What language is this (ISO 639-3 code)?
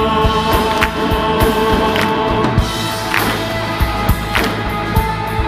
kor